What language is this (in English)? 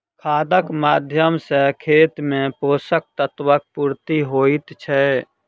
Maithili